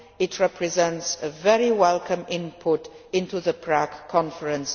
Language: English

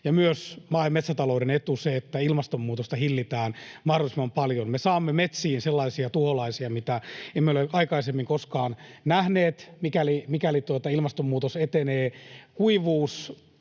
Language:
Finnish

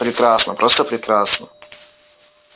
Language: Russian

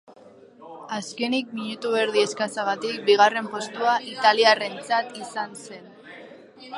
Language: Basque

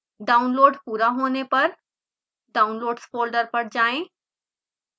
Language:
Hindi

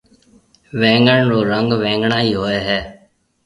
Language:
Marwari (Pakistan)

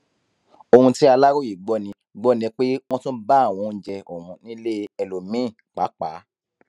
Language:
Yoruba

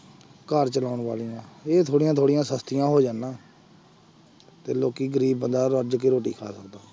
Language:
Punjabi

